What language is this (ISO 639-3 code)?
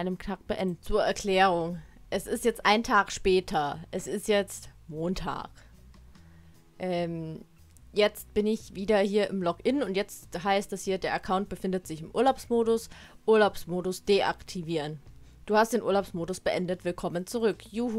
deu